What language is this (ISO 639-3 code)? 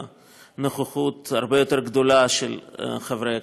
heb